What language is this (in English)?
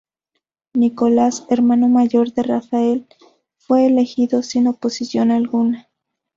Spanish